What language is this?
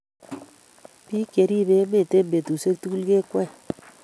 Kalenjin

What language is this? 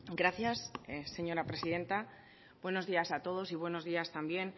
Spanish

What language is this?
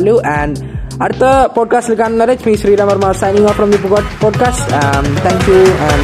Malayalam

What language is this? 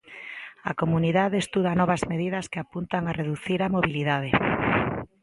Galician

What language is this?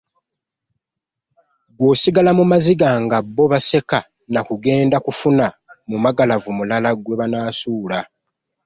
Ganda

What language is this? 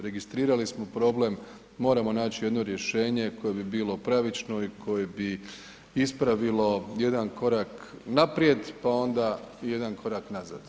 Croatian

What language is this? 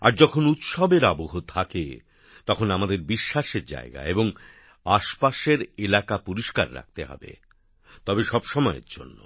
Bangla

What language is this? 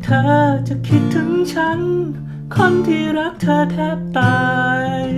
Thai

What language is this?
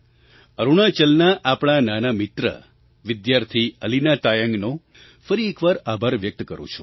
Gujarati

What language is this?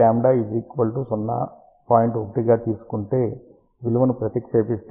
Telugu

